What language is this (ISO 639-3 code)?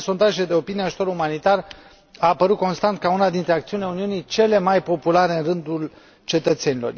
ron